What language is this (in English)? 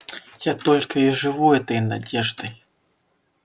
Russian